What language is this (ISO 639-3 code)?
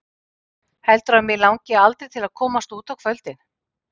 isl